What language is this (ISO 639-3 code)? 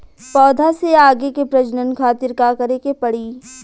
bho